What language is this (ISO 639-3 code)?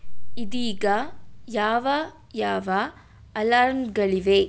kan